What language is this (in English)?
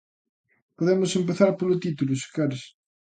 Galician